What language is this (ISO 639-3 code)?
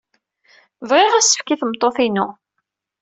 kab